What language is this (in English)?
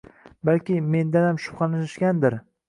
Uzbek